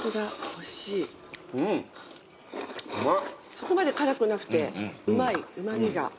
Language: Japanese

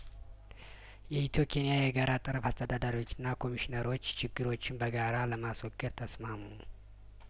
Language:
Amharic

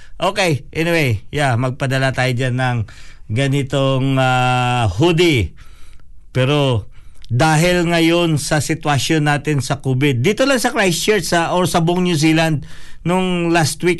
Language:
Filipino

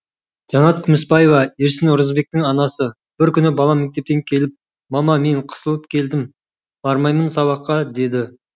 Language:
Kazakh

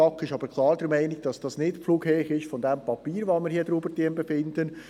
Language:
Swiss German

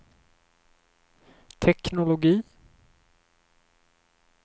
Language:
Swedish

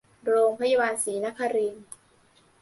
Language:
Thai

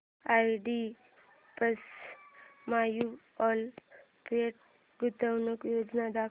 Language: Marathi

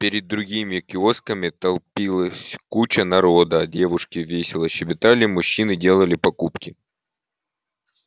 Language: Russian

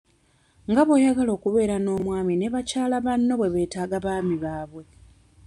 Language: Ganda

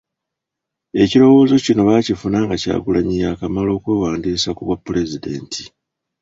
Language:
Ganda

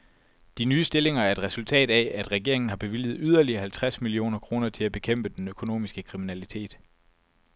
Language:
Danish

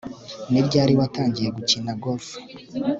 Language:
Kinyarwanda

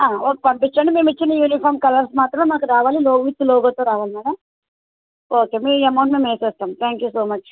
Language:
Telugu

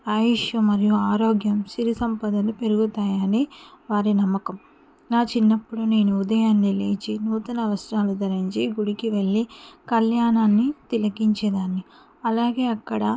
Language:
Telugu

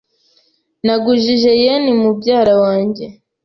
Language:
Kinyarwanda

